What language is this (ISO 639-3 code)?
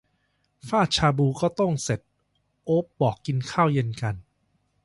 tha